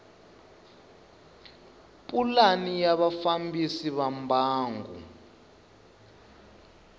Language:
Tsonga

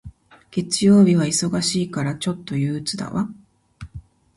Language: Japanese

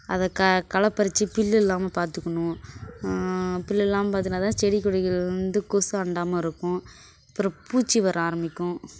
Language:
Tamil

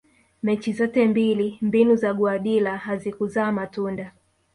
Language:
Swahili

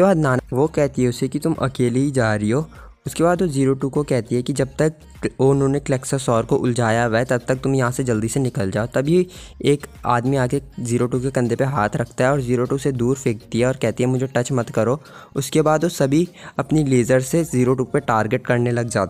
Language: Hindi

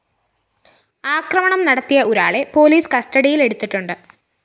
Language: Malayalam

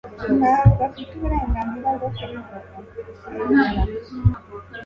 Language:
Kinyarwanda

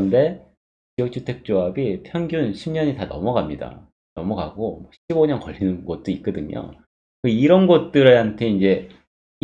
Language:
Korean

